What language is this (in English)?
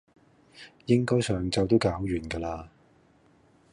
Cantonese